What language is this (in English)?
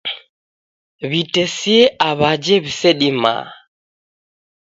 Taita